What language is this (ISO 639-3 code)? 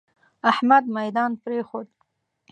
pus